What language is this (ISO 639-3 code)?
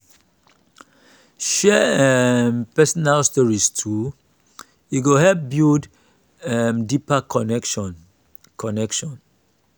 pcm